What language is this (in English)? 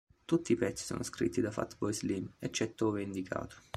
Italian